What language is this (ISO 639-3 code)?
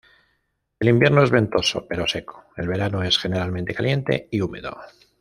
spa